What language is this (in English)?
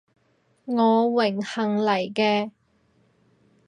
Cantonese